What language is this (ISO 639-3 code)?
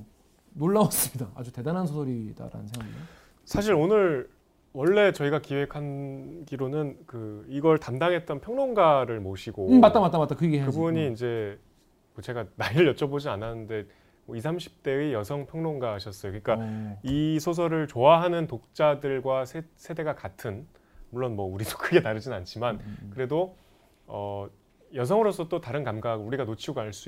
kor